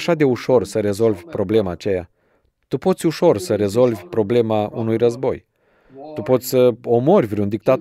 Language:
Romanian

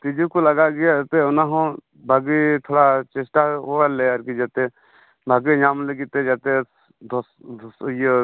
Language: Santali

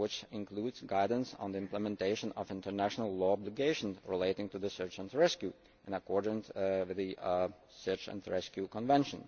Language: English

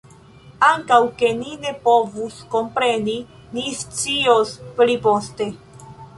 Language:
Esperanto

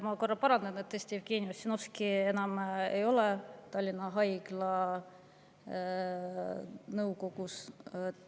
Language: Estonian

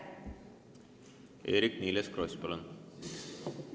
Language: Estonian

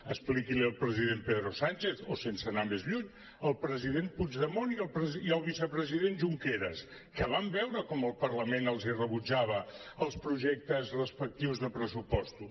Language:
Catalan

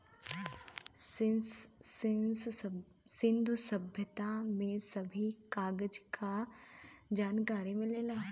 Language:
Bhojpuri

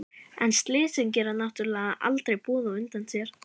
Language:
Icelandic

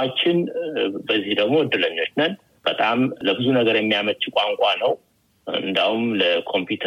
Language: Amharic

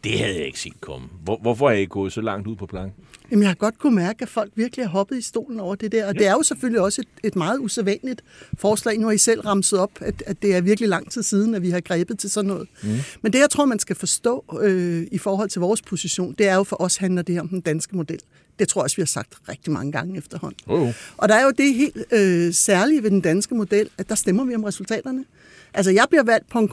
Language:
Danish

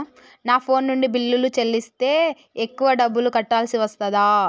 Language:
Telugu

